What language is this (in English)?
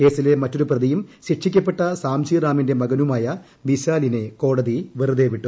Malayalam